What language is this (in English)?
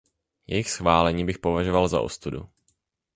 Czech